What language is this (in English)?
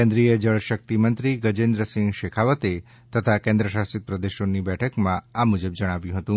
Gujarati